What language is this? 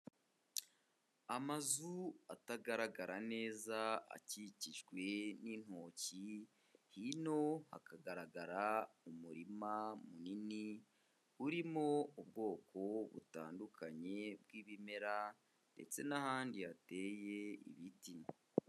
Kinyarwanda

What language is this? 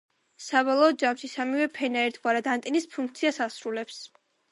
Georgian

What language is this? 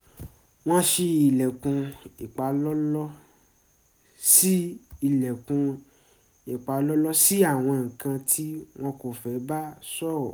Yoruba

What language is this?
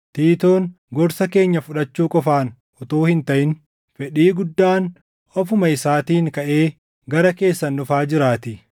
Oromo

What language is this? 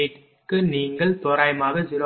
Tamil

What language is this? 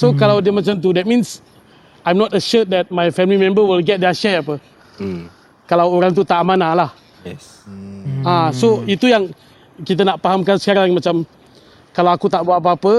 Malay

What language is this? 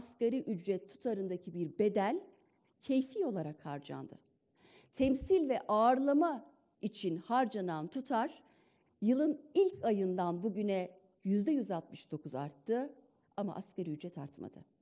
Turkish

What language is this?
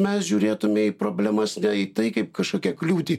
Lithuanian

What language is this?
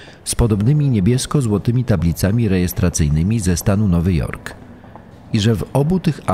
Polish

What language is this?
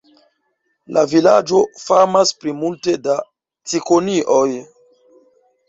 Esperanto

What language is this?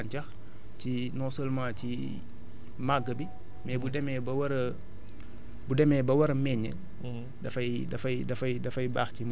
Wolof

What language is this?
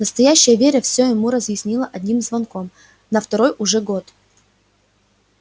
Russian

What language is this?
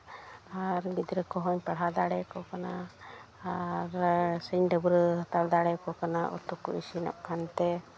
Santali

